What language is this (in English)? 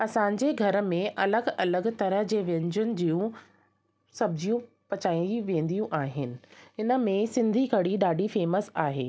Sindhi